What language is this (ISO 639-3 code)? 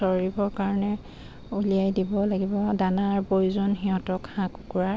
asm